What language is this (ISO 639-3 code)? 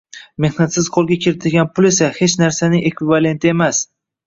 uzb